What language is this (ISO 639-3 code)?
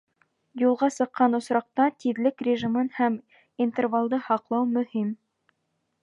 bak